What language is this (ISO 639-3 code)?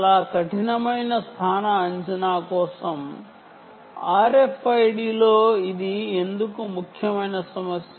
tel